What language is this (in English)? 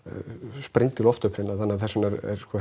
Icelandic